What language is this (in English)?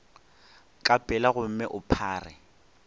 Northern Sotho